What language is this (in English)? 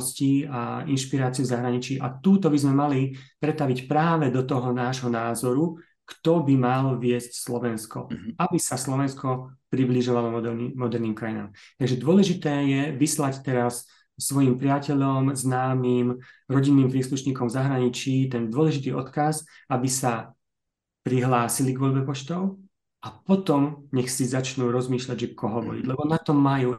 Slovak